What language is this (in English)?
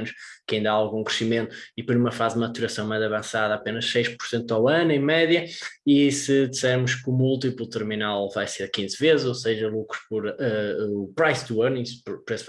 Portuguese